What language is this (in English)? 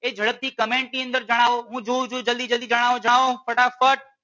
Gujarati